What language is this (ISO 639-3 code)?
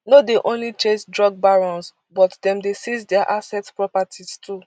pcm